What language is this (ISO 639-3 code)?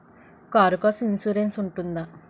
tel